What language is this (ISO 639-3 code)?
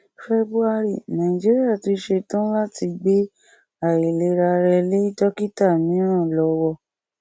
yor